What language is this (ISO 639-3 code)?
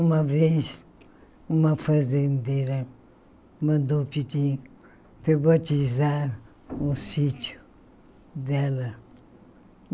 por